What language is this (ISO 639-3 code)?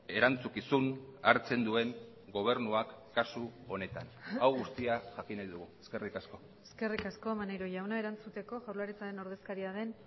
eus